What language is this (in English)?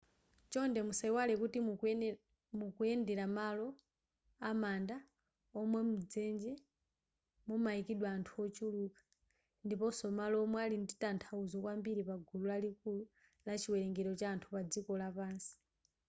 Nyanja